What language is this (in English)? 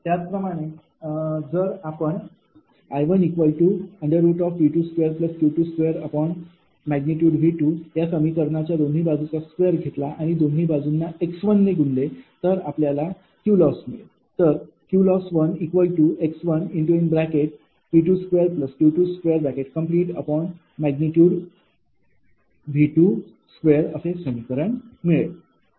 Marathi